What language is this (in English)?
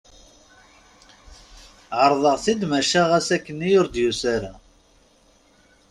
Kabyle